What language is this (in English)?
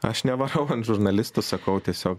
Lithuanian